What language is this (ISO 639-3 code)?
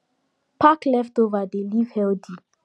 pcm